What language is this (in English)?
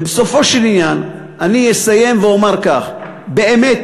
Hebrew